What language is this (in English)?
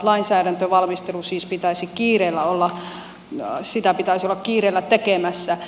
Finnish